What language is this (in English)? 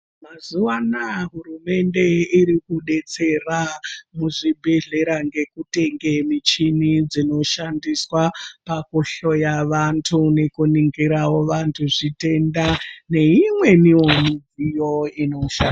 Ndau